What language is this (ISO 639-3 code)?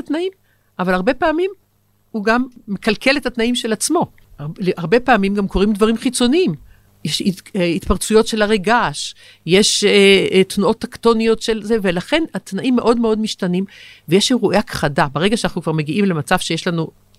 heb